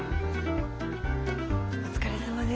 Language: Japanese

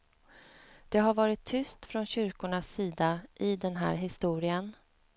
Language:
Swedish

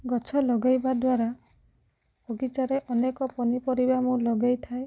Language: Odia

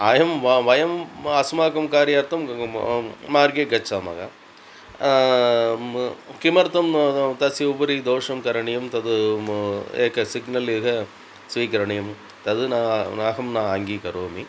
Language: Sanskrit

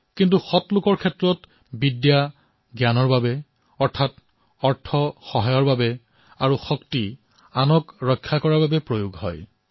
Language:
Assamese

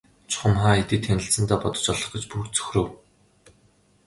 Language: Mongolian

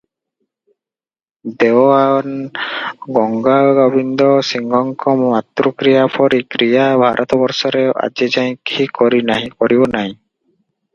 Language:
Odia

